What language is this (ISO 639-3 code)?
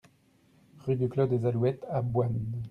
fra